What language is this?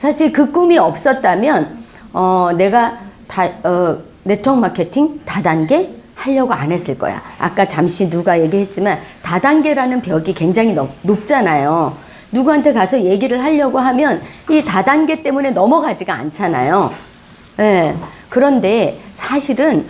Korean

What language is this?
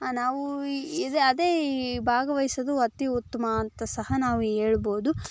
Kannada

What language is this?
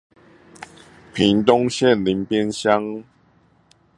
Chinese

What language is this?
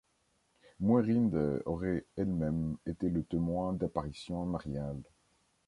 French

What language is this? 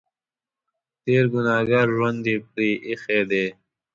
Pashto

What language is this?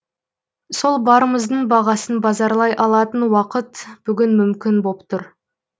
Kazakh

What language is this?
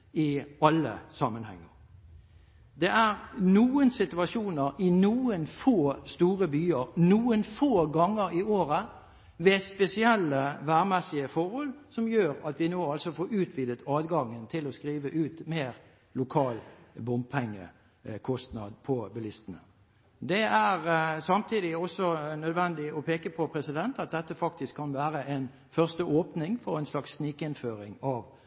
Norwegian Bokmål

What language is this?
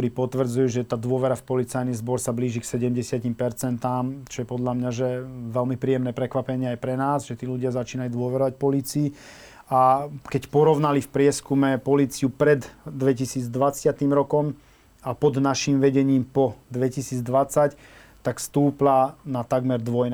Slovak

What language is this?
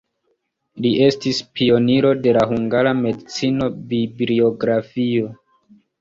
Esperanto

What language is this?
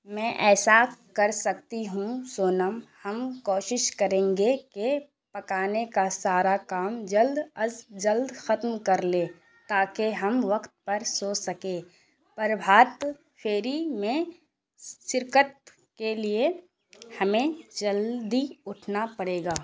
Urdu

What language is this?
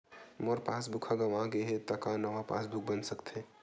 Chhattisgarhi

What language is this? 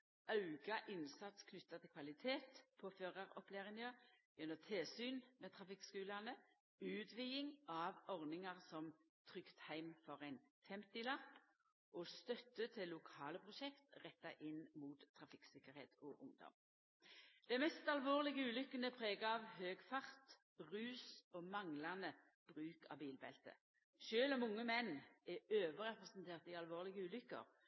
Norwegian Nynorsk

